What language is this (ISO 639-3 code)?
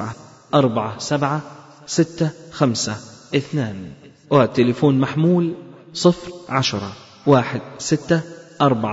ara